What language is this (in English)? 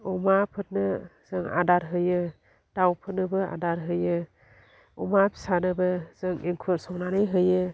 Bodo